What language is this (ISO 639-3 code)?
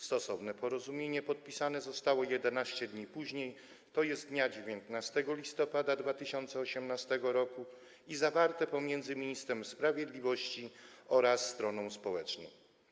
pol